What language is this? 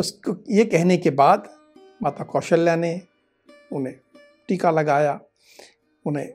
Hindi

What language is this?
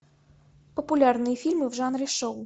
Russian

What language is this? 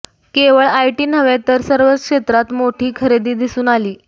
Marathi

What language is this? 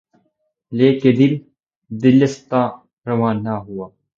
Urdu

